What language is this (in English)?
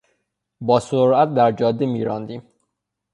Persian